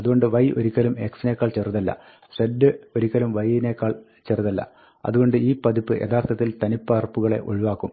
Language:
Malayalam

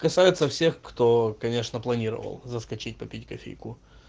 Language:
Russian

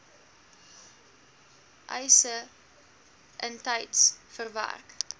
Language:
Afrikaans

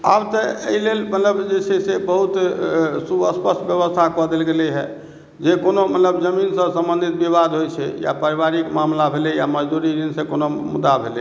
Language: Maithili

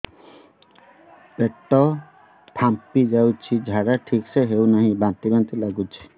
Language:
Odia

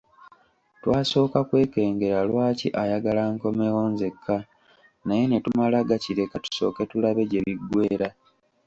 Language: Ganda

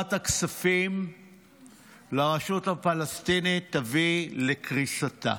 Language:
Hebrew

